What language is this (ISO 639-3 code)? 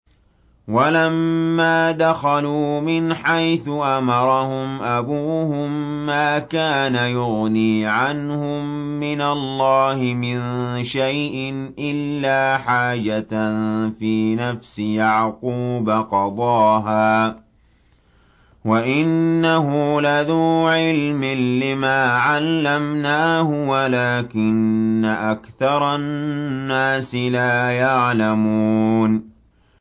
ara